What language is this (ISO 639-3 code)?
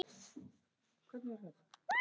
isl